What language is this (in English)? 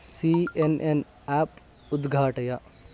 Sanskrit